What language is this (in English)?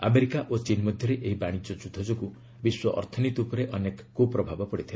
Odia